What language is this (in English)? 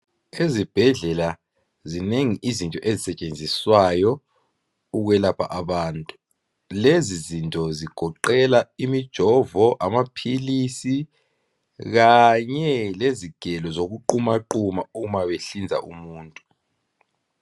North Ndebele